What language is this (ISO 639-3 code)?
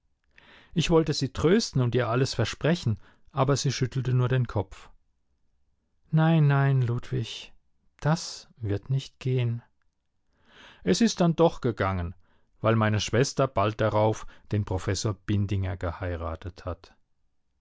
deu